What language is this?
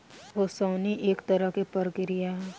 Bhojpuri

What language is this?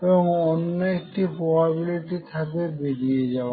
Bangla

